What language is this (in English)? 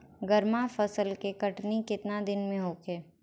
Bhojpuri